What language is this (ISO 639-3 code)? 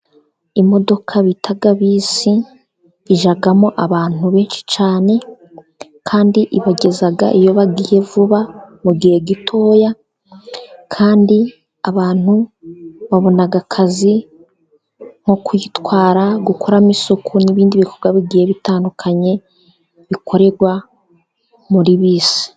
kin